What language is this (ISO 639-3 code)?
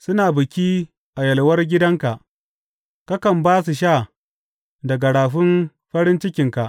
hau